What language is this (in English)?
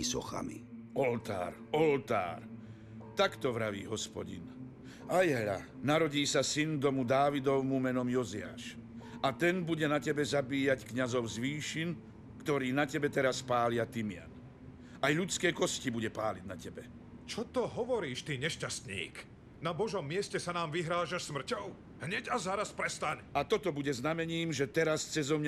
Slovak